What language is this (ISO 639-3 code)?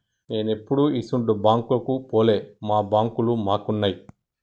tel